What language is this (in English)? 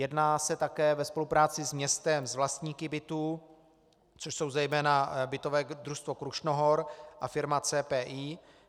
Czech